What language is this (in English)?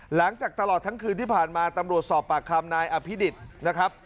Thai